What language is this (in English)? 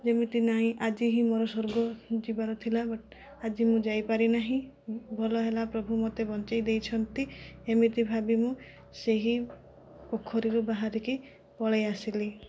Odia